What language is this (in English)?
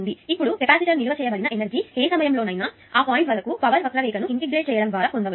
Telugu